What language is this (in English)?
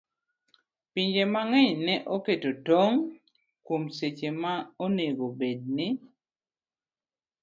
Luo (Kenya and Tanzania)